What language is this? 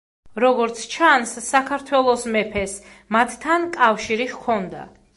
Georgian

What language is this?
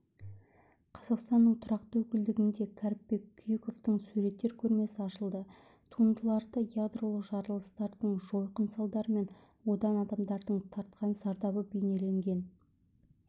Kazakh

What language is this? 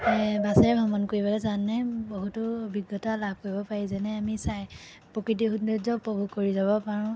Assamese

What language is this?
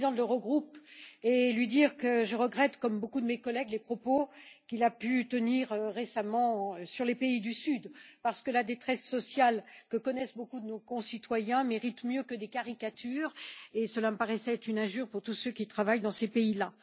French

